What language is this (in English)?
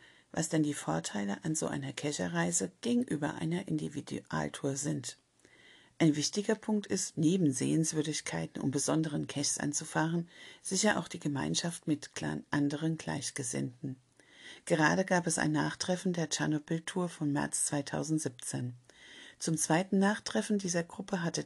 German